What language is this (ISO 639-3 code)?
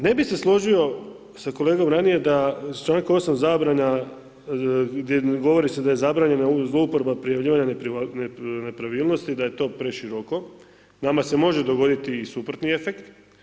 hrv